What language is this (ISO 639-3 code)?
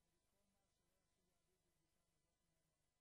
heb